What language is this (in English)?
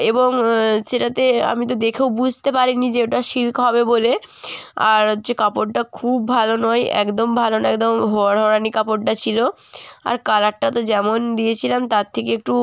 Bangla